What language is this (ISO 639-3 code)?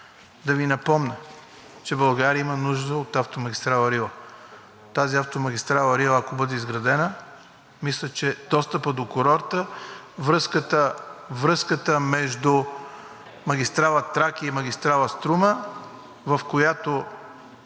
bul